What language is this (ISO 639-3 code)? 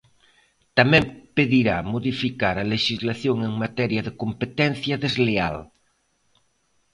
glg